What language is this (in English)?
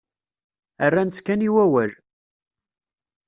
Kabyle